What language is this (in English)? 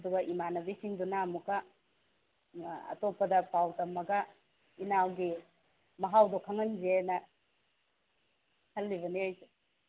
Manipuri